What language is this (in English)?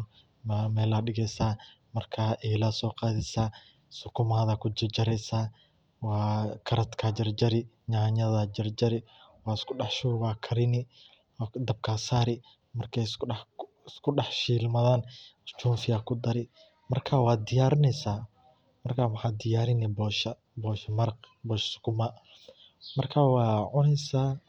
Somali